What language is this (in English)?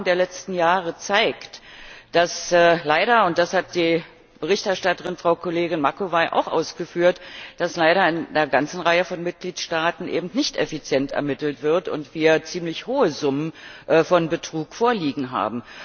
German